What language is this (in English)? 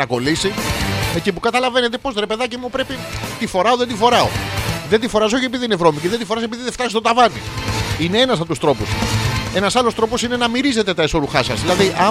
Greek